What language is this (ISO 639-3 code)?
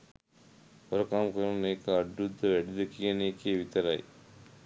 sin